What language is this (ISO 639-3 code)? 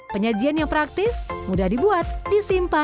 ind